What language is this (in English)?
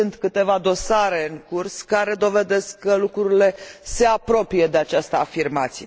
Romanian